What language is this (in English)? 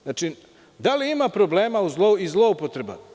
Serbian